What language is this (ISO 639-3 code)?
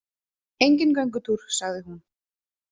isl